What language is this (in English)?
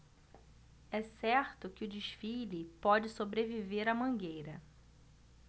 Portuguese